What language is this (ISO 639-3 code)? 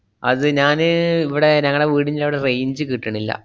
mal